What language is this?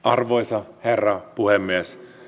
Finnish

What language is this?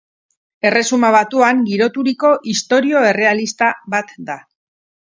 Basque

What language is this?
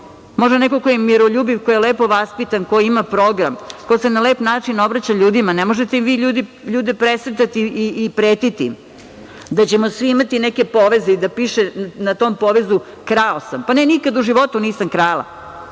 Serbian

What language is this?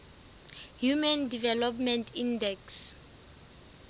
Southern Sotho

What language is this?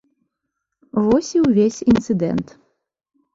Belarusian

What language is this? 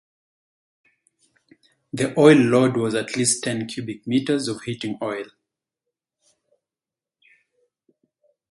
English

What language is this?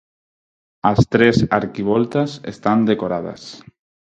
Galician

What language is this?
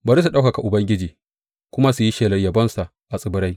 Hausa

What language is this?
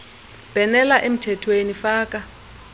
Xhosa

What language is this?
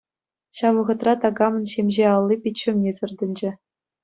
Chuvash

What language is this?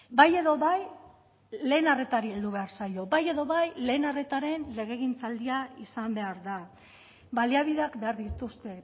Basque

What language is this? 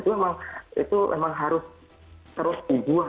Indonesian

